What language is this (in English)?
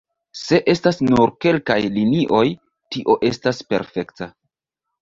Esperanto